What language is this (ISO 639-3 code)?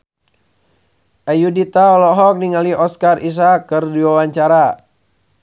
sun